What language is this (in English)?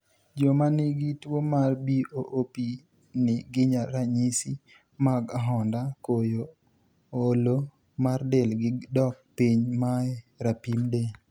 Luo (Kenya and Tanzania)